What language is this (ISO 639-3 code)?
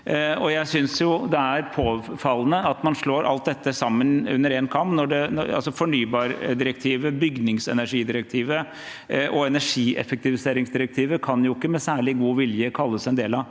nor